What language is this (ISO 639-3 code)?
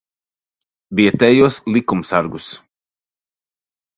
lav